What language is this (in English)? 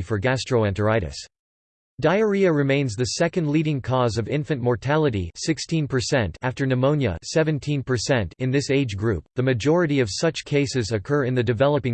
English